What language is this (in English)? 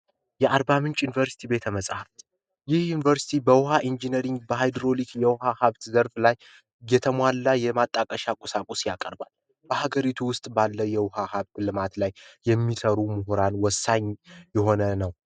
Amharic